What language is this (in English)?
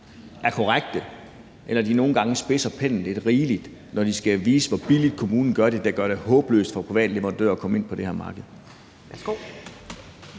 Danish